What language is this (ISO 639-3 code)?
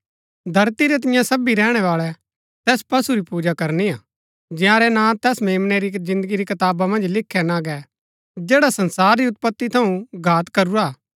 gbk